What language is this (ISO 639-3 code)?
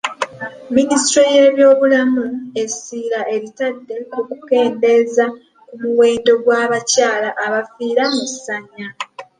lug